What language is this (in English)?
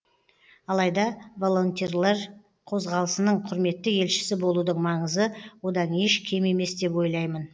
Kazakh